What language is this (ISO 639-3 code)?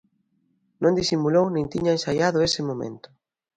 glg